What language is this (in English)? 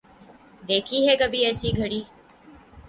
Urdu